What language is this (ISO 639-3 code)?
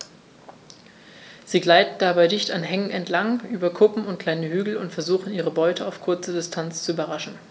deu